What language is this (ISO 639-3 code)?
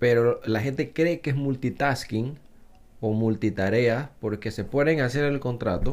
spa